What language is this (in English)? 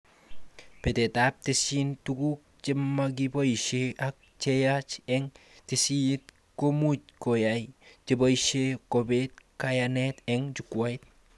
Kalenjin